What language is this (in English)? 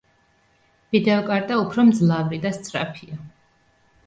Georgian